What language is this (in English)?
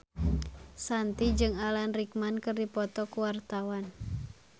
Sundanese